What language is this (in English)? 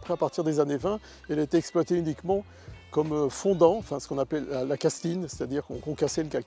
French